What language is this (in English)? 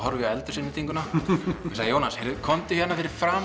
Icelandic